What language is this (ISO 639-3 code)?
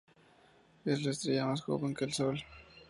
spa